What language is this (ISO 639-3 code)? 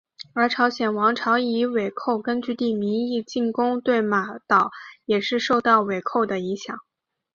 zho